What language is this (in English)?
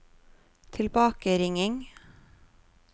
Norwegian